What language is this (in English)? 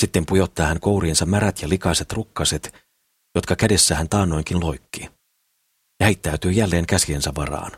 Finnish